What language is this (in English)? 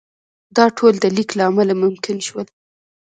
Pashto